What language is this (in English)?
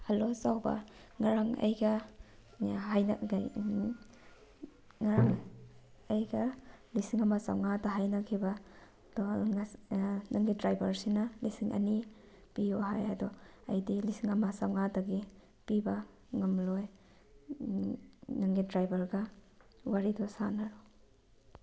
Manipuri